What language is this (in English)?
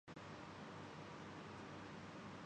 Urdu